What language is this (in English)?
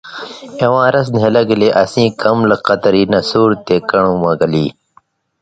Indus Kohistani